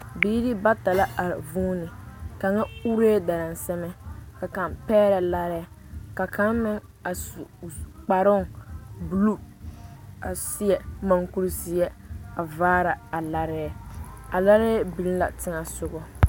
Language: Southern Dagaare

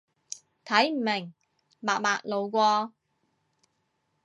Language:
Cantonese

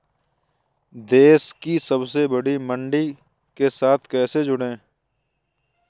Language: Hindi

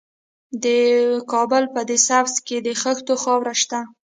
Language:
Pashto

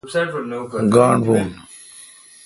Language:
Kalkoti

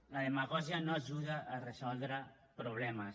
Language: Catalan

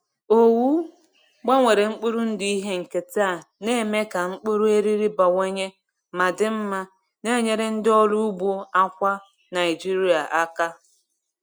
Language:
Igbo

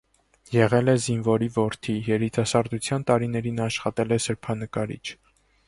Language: Armenian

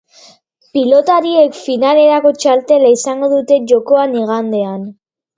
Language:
Basque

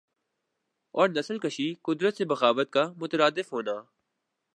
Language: Urdu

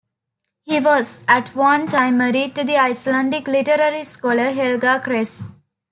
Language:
English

